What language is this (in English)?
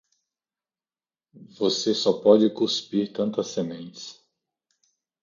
Portuguese